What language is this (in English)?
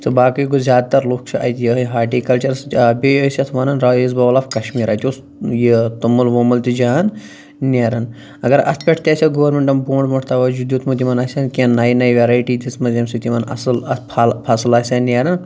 Kashmiri